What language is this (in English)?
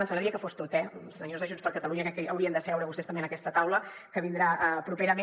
Catalan